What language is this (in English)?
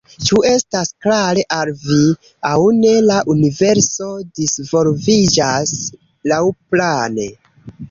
Esperanto